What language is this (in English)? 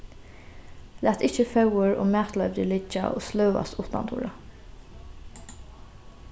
Faroese